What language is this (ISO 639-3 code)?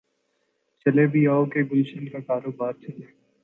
urd